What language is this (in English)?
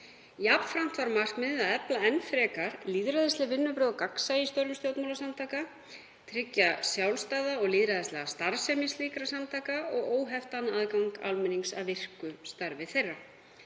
Icelandic